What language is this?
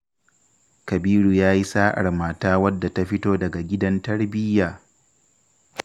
Hausa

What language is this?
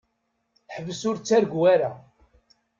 Kabyle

